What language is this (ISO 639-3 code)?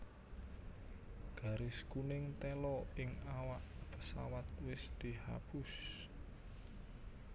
jav